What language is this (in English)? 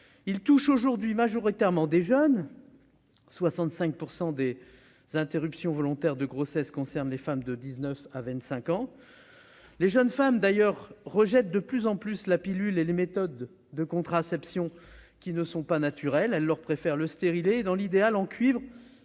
French